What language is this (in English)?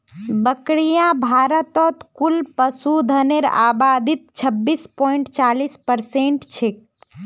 Magahi